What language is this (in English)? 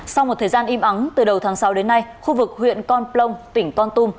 Vietnamese